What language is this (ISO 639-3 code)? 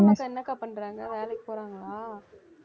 tam